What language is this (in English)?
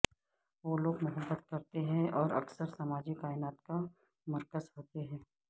Urdu